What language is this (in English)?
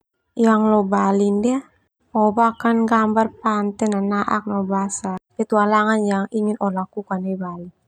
Termanu